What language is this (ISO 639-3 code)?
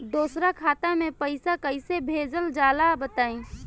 bho